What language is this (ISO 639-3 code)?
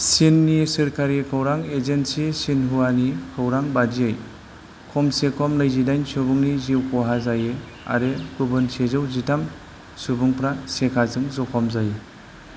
brx